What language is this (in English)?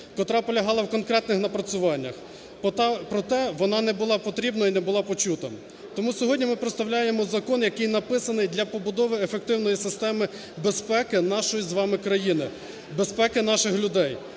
Ukrainian